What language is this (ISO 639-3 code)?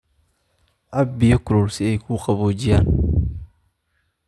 som